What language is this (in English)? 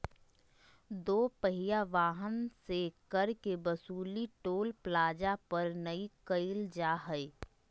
Magahi